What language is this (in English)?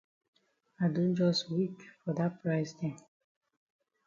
Cameroon Pidgin